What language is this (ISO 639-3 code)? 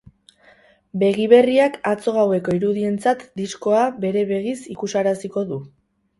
eus